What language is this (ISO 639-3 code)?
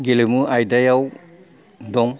brx